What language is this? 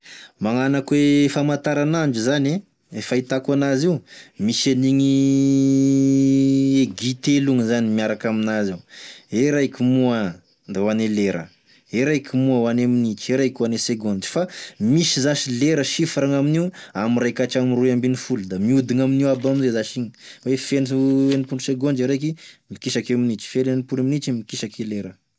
Tesaka Malagasy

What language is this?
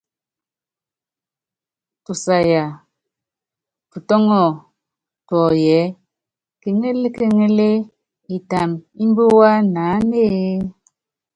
Yangben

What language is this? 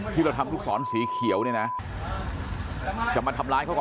Thai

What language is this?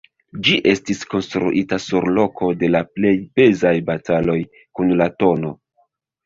Esperanto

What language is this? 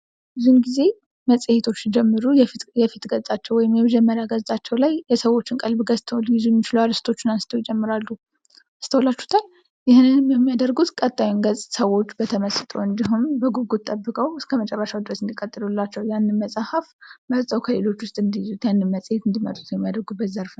Amharic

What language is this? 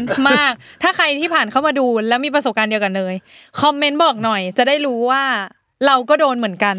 Thai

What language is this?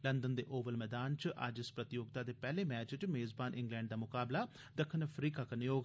Dogri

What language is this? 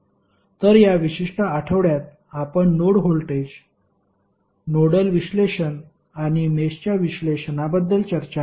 Marathi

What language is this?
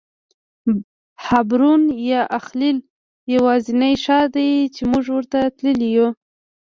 Pashto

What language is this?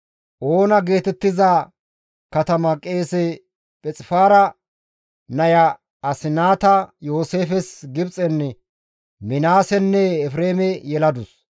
Gamo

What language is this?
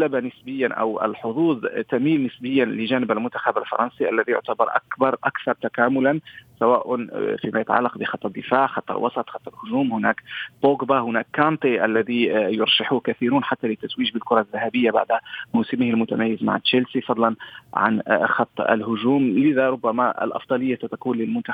Arabic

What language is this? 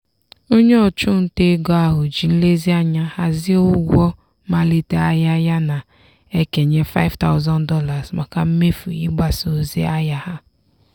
Igbo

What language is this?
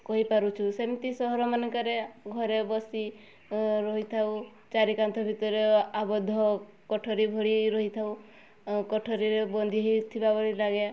Odia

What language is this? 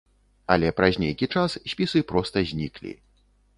Belarusian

